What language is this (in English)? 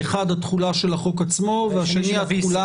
Hebrew